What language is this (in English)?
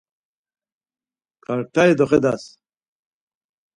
Laz